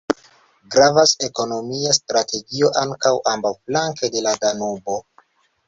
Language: Esperanto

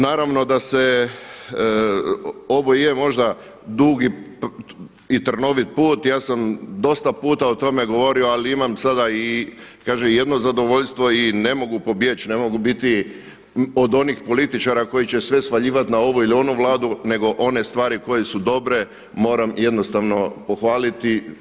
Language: Croatian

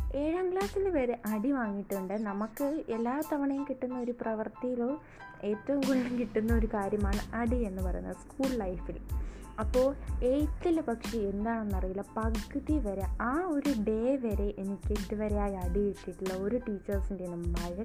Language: Malayalam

